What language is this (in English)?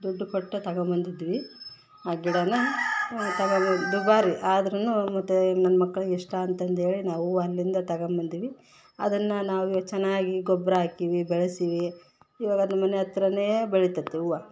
Kannada